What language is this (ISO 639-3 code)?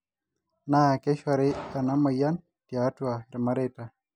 mas